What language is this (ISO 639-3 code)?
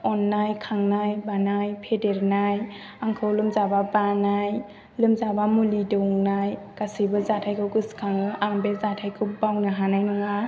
brx